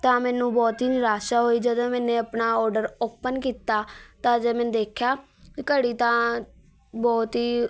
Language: Punjabi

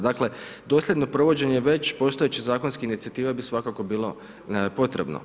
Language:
Croatian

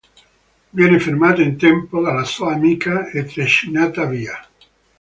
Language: Italian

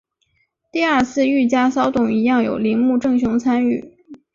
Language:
Chinese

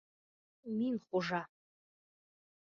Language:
Bashkir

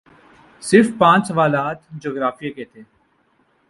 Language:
Urdu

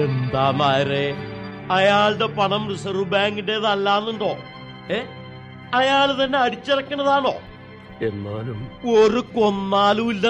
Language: Malayalam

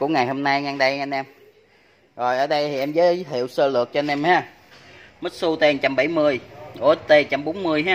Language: Vietnamese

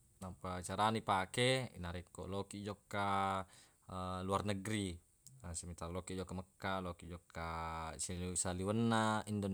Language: Buginese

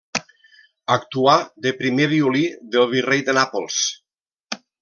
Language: Catalan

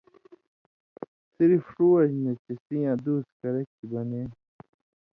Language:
Indus Kohistani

